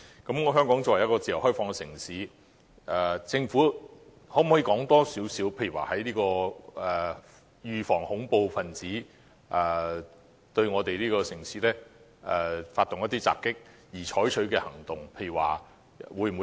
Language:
Cantonese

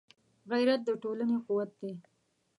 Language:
Pashto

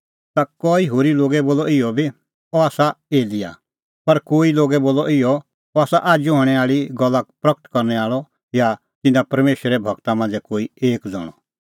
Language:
Kullu Pahari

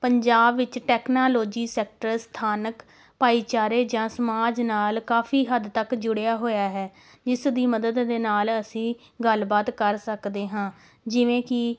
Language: Punjabi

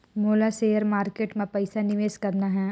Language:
Chhattisgarhi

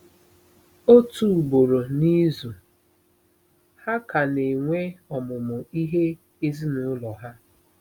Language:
Igbo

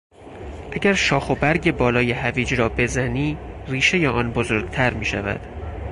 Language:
Persian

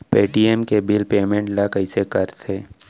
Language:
Chhattisgarhi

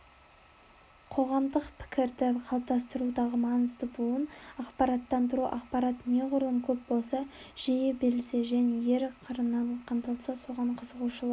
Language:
Kazakh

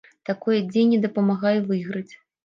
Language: Belarusian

